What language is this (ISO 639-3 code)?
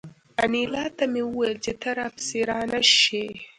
pus